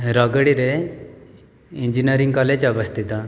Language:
Odia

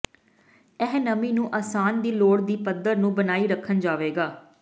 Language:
Punjabi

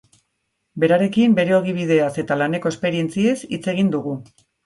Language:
Basque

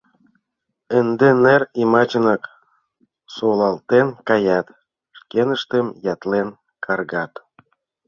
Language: Mari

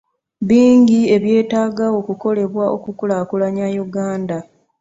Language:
Ganda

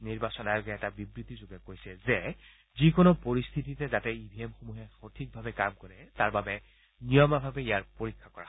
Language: Assamese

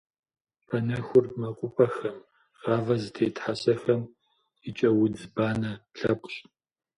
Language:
Kabardian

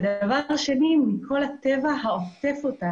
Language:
Hebrew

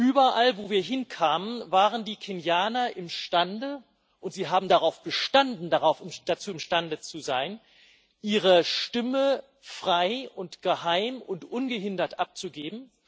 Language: German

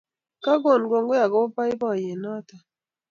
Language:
Kalenjin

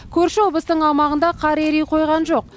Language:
Kazakh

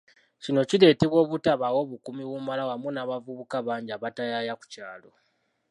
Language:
Ganda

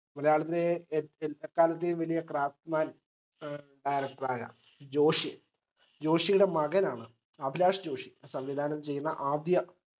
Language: Malayalam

